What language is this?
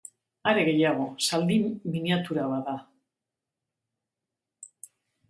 Basque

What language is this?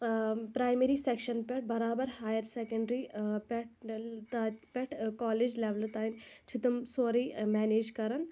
Kashmiri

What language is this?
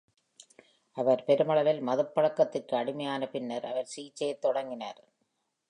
Tamil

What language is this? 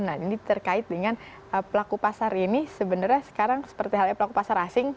Indonesian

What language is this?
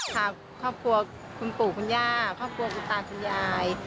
Thai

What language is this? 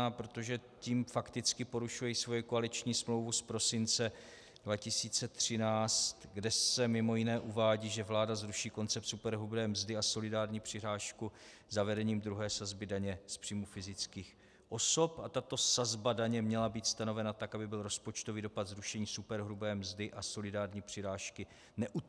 Czech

